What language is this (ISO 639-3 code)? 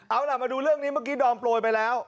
tha